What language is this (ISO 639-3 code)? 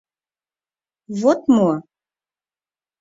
chm